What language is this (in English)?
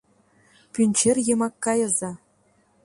Mari